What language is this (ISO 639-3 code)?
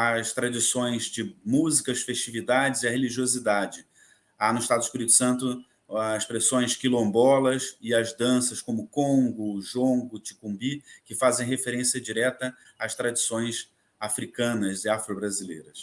por